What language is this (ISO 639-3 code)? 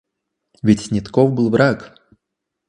rus